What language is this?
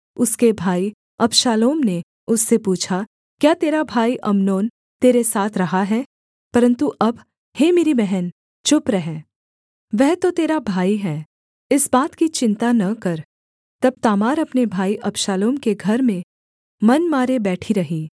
Hindi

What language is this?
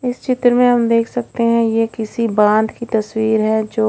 Hindi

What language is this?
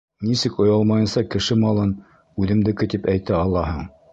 Bashkir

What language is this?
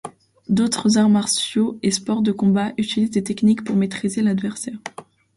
French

